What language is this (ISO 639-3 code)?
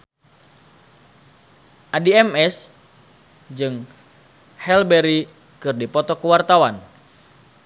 sun